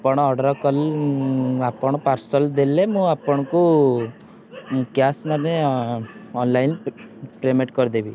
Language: Odia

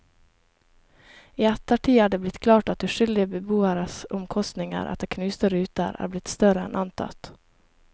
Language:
Norwegian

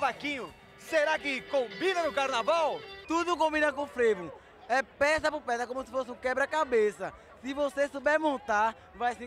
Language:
Portuguese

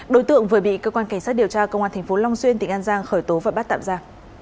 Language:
Vietnamese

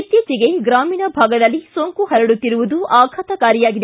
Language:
Kannada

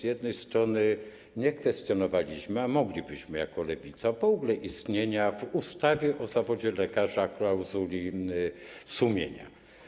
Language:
Polish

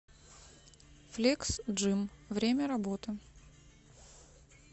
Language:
Russian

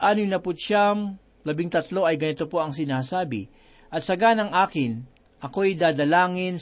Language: Filipino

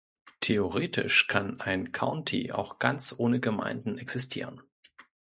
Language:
German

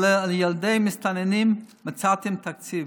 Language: Hebrew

